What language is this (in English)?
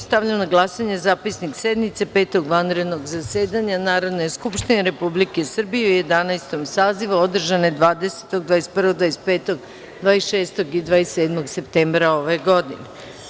Serbian